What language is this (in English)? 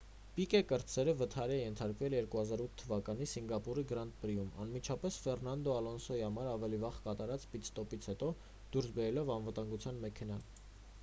Armenian